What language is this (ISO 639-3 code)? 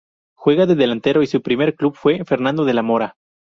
spa